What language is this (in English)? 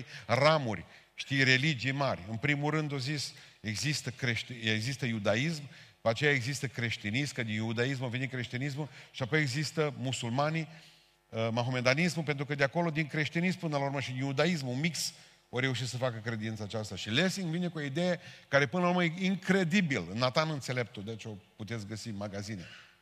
Romanian